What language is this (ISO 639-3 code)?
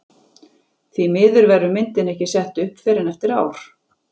isl